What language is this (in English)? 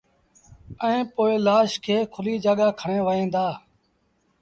Sindhi Bhil